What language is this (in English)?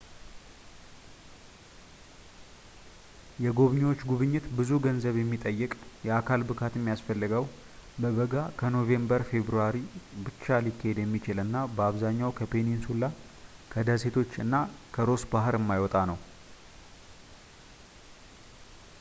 Amharic